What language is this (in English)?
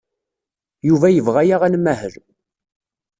Kabyle